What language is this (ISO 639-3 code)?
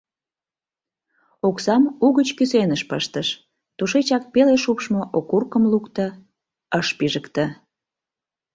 chm